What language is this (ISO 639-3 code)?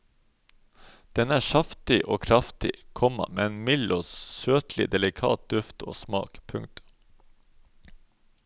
nor